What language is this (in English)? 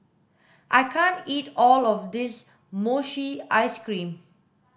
English